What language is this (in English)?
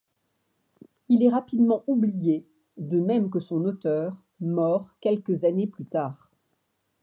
French